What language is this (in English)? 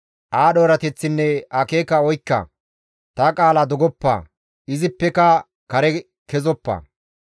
Gamo